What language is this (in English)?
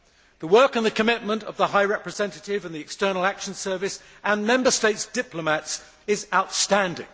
English